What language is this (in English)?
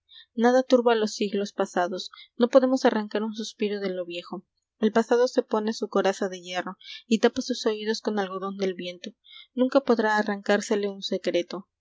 Spanish